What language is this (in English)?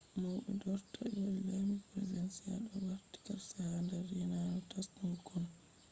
Fula